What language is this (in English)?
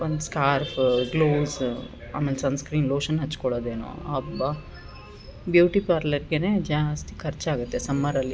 Kannada